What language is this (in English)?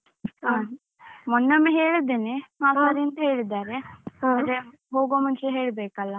Kannada